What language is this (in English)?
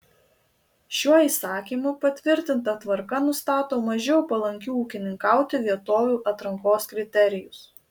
Lithuanian